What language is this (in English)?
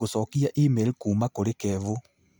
Kikuyu